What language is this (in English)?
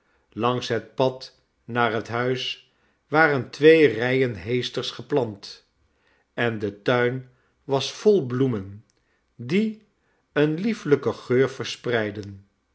Dutch